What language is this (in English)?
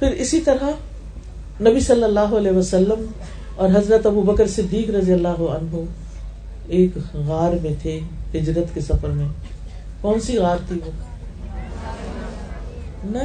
Urdu